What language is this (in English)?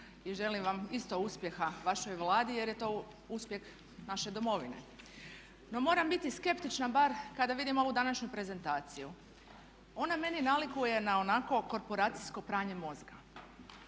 Croatian